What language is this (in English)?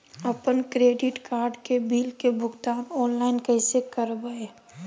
Magahi